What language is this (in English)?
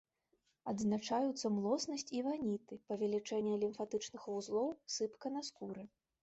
Belarusian